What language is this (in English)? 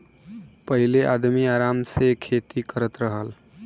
Bhojpuri